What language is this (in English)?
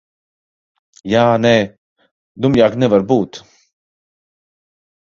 Latvian